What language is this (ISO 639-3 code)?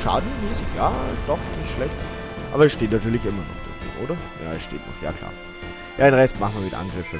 deu